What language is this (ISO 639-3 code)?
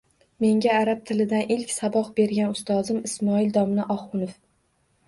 uzb